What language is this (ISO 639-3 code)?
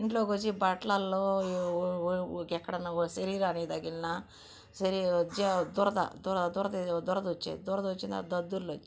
tel